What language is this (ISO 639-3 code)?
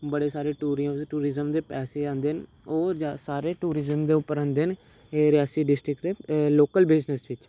doi